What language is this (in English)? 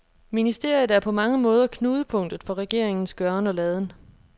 Danish